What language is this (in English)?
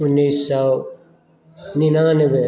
Maithili